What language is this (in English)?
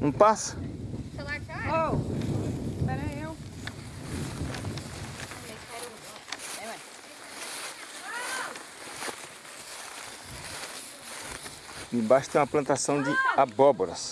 Portuguese